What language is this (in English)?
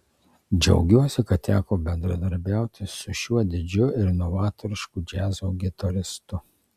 Lithuanian